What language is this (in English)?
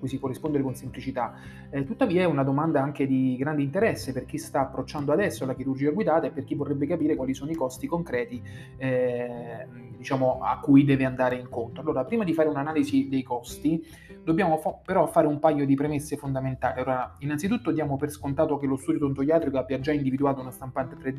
Italian